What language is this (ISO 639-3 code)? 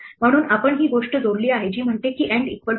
mar